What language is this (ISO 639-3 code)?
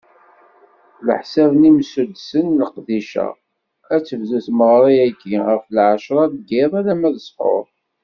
kab